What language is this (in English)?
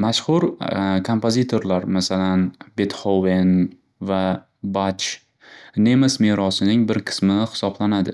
Uzbek